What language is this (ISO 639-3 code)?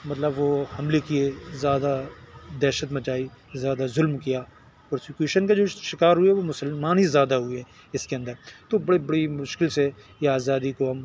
urd